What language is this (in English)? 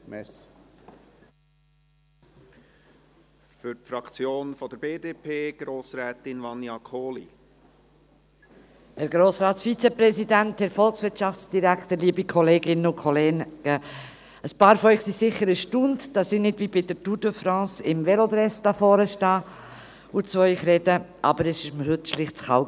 Swiss German